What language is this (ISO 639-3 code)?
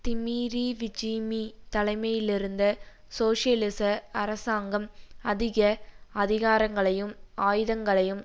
tam